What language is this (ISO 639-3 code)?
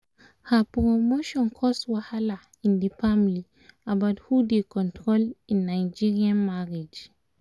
pcm